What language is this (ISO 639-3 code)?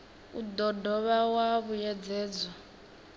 ven